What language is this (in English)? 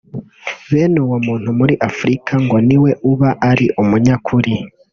Kinyarwanda